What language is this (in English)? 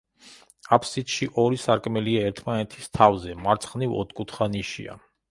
Georgian